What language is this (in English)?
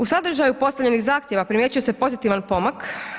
Croatian